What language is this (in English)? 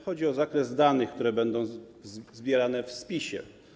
Polish